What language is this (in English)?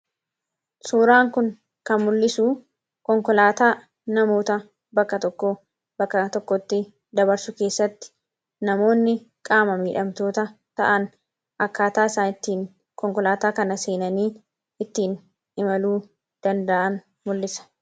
Oromo